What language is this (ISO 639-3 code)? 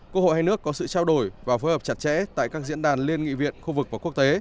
vie